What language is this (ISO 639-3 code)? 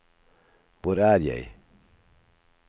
nor